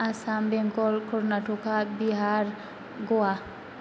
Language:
Bodo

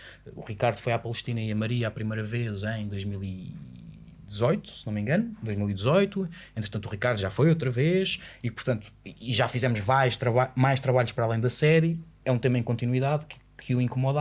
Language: Portuguese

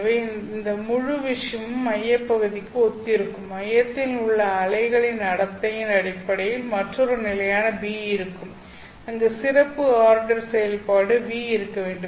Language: Tamil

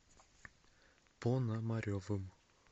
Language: Russian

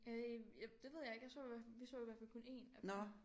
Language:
Danish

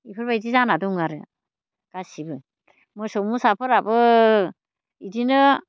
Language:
Bodo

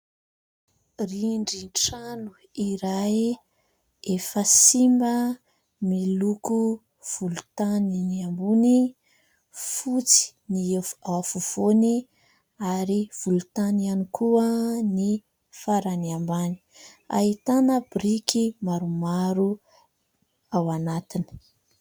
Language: Malagasy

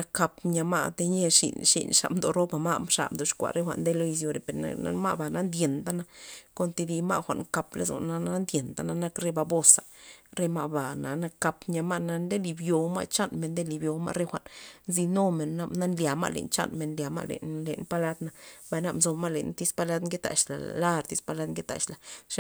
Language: Loxicha Zapotec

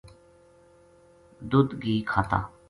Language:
Gujari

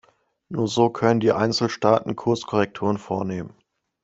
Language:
German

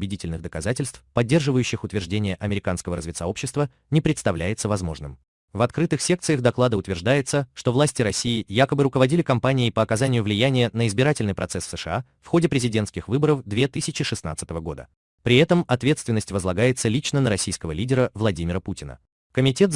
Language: Russian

